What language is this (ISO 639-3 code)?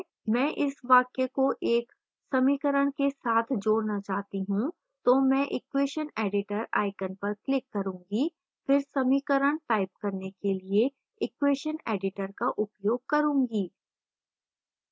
hin